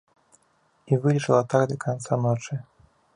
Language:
Belarusian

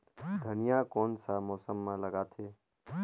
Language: Chhattisgarhi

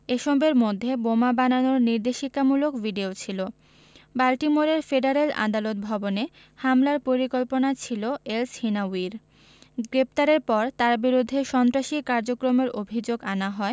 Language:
Bangla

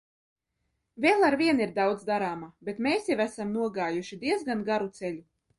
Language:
Latvian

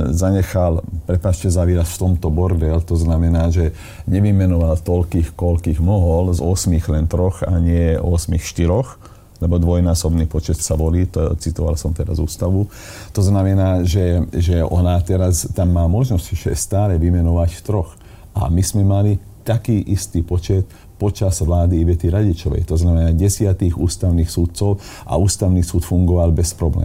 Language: Slovak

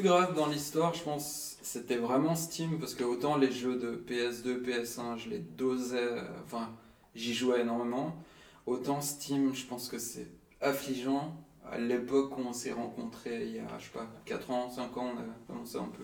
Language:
French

